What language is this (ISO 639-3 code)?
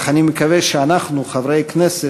heb